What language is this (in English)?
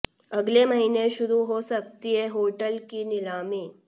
Hindi